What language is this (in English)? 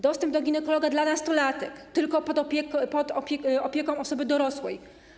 Polish